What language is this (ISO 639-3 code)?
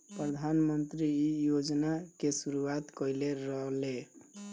bho